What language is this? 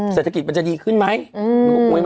Thai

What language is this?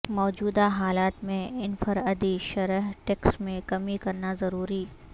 Urdu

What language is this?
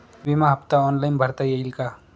Marathi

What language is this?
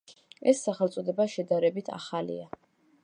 Georgian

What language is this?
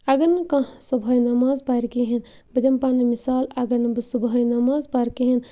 Kashmiri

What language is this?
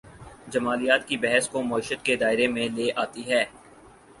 Urdu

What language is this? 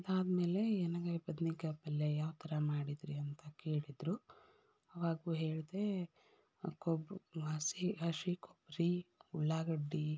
Kannada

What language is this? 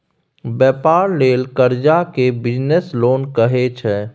Maithili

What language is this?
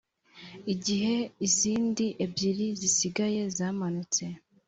Kinyarwanda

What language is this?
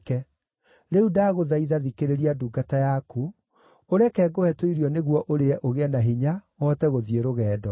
Kikuyu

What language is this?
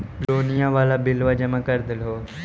Magahi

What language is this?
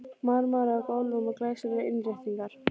Icelandic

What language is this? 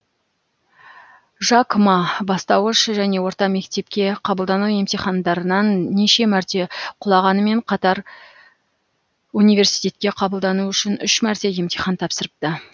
Kazakh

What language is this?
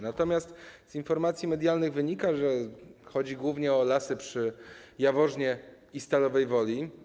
Polish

